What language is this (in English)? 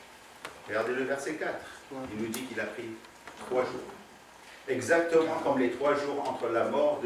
French